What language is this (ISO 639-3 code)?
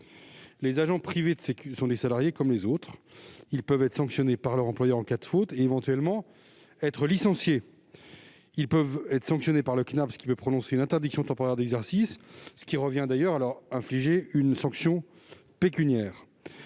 fra